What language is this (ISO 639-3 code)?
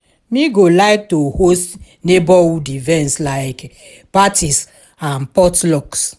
pcm